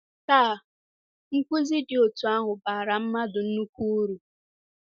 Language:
Igbo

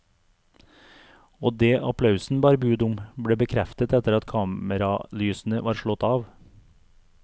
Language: Norwegian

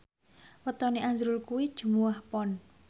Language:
Javanese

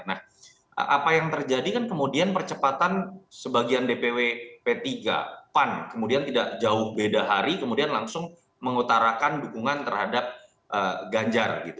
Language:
Indonesian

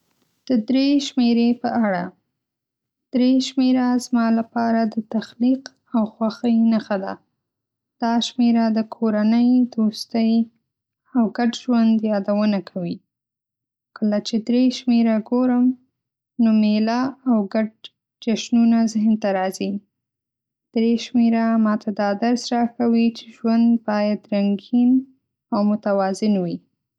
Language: Pashto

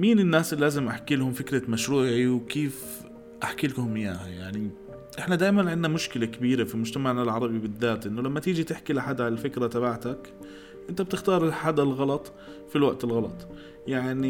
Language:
Arabic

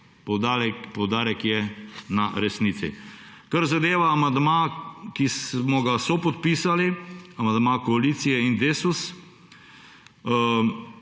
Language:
Slovenian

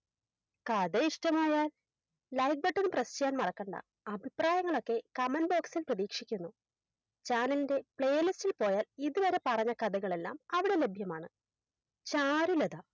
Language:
Malayalam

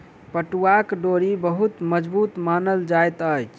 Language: Maithili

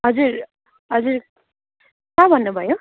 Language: Nepali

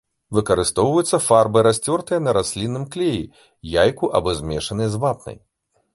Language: Belarusian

